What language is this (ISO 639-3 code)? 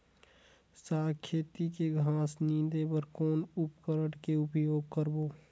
hne